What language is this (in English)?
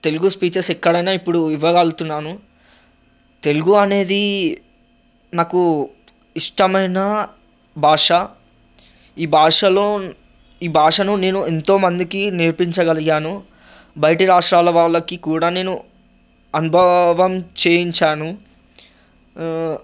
Telugu